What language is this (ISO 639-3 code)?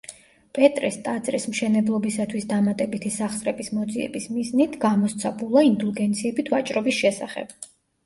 kat